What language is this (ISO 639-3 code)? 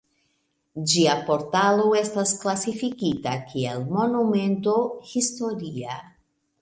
epo